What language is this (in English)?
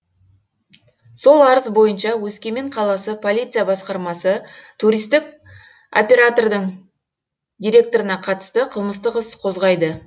Kazakh